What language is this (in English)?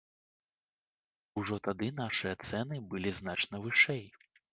Belarusian